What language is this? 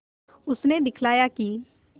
Hindi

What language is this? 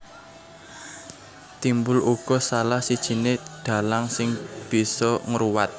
Javanese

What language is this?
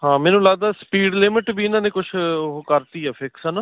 Punjabi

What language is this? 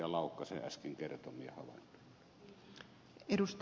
Finnish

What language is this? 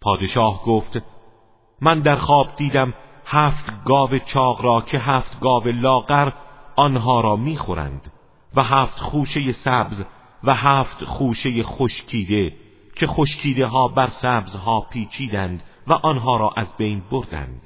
Persian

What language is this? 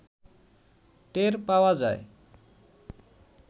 Bangla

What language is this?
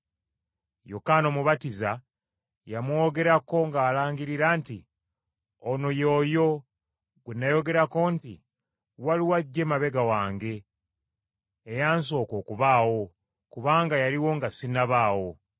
Ganda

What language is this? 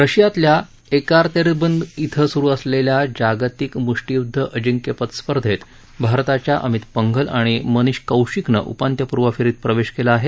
Marathi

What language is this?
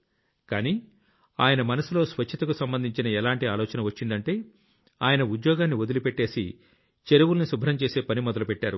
Telugu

